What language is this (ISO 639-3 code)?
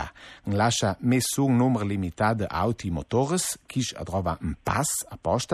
ita